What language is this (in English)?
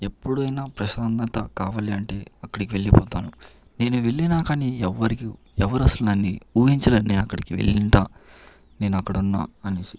Telugu